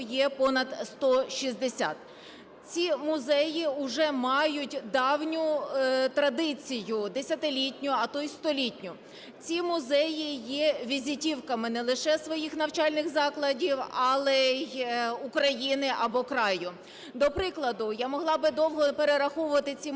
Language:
Ukrainian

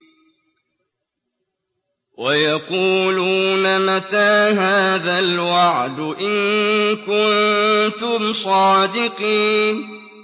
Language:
Arabic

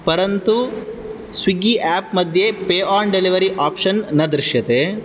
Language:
Sanskrit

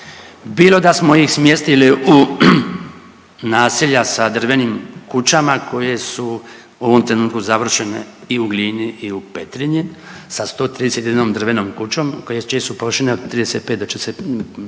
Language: Croatian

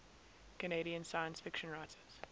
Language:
English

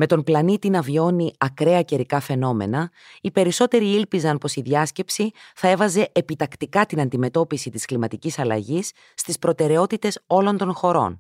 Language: Greek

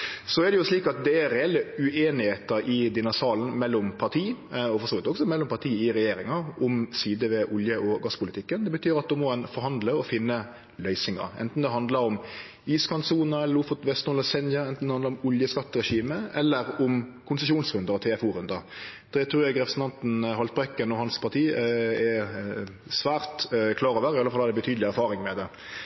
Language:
Norwegian Nynorsk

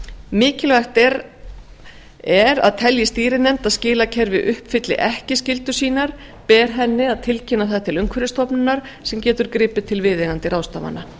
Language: Icelandic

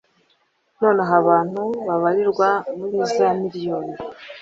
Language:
Kinyarwanda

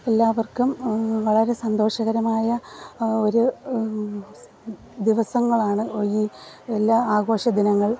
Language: Malayalam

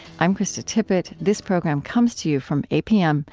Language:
English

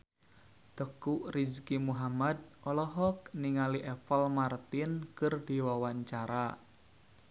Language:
Sundanese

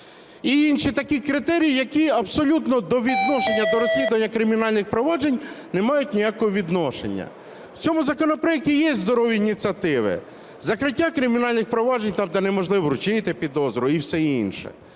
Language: Ukrainian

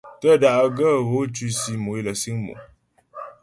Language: Ghomala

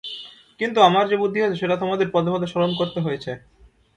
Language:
Bangla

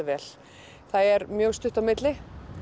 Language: Icelandic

